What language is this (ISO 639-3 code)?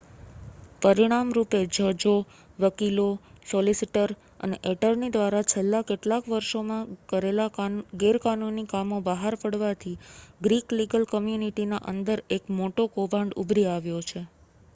guj